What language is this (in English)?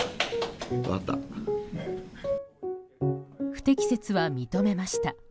Japanese